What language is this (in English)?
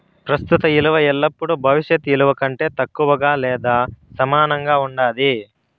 Telugu